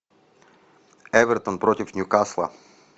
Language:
Russian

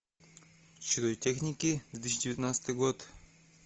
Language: Russian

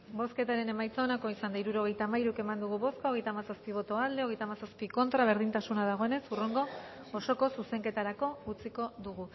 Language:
Basque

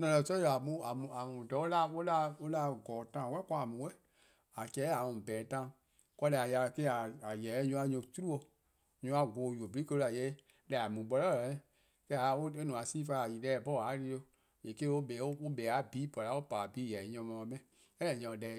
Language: Eastern Krahn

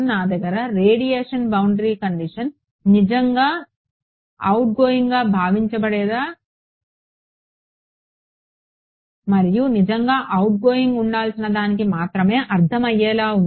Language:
Telugu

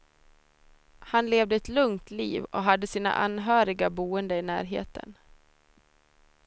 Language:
Swedish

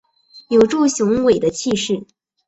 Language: Chinese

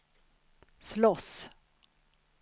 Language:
Swedish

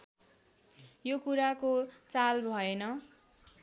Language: Nepali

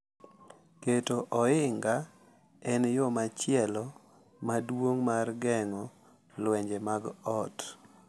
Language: Luo (Kenya and Tanzania)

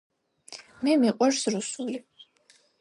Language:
Georgian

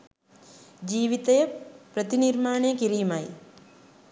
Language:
Sinhala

